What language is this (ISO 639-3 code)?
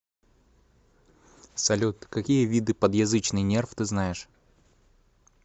rus